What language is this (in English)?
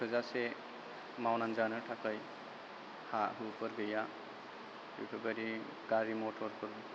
Bodo